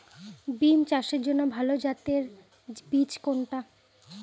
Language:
Bangla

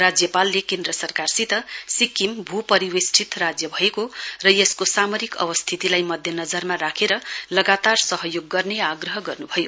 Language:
Nepali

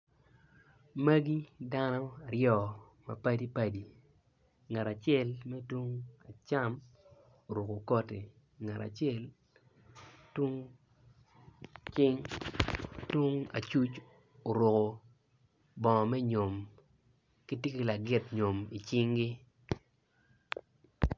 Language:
Acoli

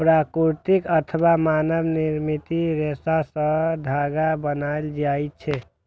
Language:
Maithili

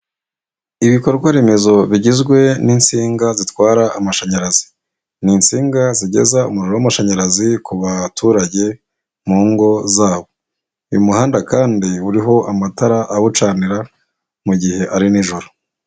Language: Kinyarwanda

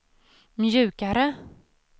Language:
Swedish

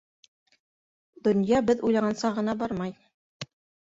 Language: Bashkir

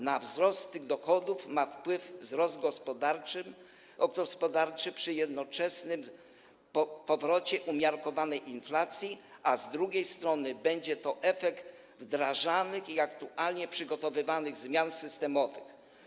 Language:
Polish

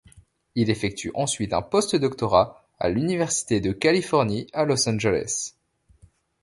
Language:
French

